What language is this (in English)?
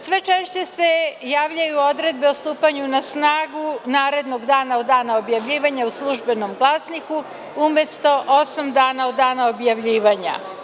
Serbian